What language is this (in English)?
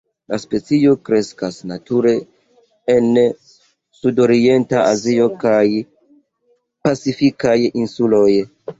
Esperanto